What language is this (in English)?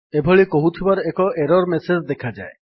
Odia